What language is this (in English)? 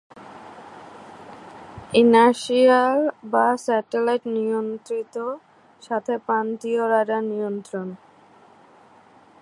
Bangla